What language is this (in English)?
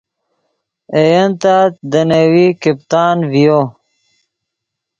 Yidgha